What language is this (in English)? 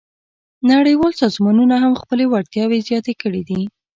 Pashto